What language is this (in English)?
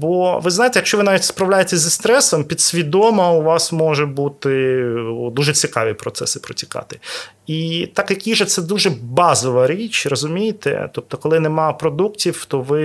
Ukrainian